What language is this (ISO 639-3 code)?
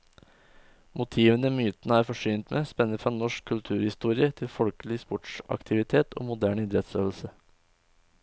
nor